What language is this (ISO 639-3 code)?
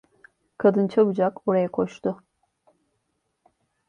tur